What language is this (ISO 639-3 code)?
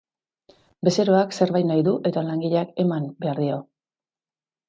eus